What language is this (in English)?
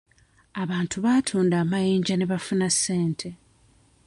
Ganda